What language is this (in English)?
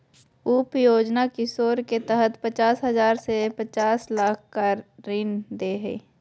Magahi